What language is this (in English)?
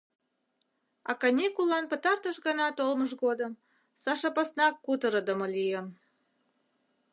Mari